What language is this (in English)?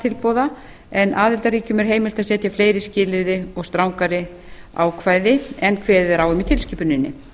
Icelandic